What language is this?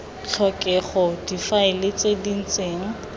Tswana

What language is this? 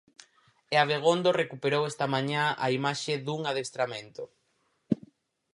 Galician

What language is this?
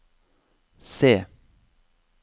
Norwegian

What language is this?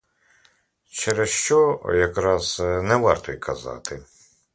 Ukrainian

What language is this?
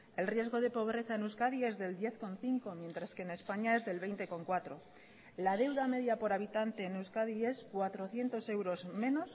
Spanish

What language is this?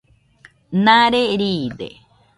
Nüpode Huitoto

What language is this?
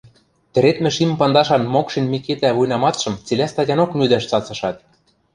Western Mari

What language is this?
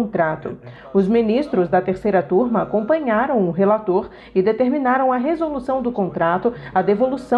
Portuguese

